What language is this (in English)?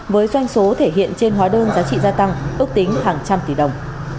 Vietnamese